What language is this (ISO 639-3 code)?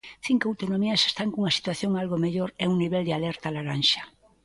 glg